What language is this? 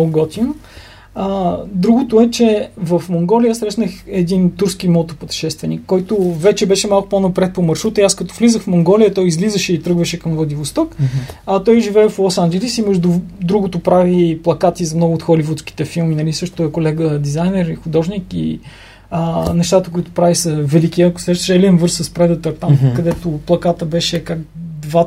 Bulgarian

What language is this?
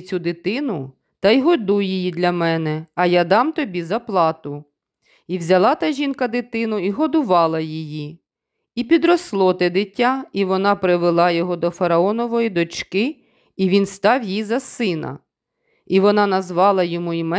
Ukrainian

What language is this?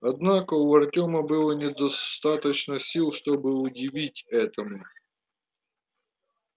Russian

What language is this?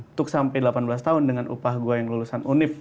Indonesian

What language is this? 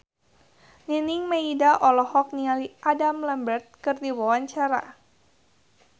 Sundanese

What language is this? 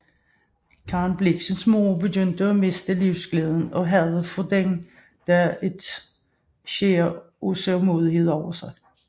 Danish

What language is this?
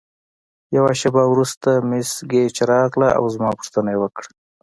Pashto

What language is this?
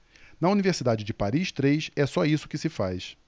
Portuguese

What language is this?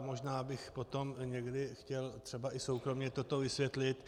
Czech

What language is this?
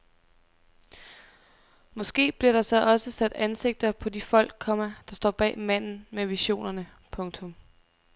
Danish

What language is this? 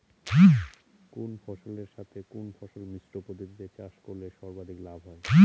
Bangla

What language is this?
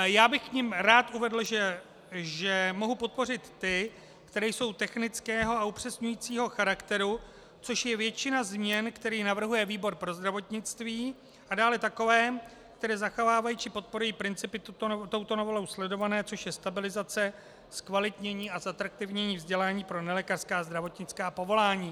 Czech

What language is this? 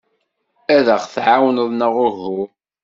Kabyle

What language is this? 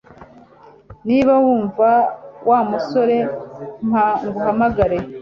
Kinyarwanda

